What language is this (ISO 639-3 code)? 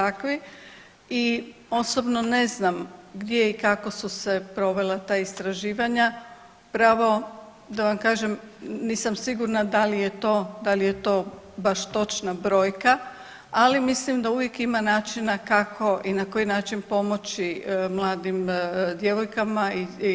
hrv